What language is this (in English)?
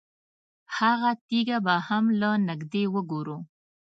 Pashto